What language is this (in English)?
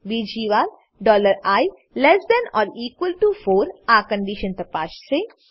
Gujarati